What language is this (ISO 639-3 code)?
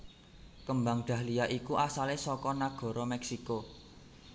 jav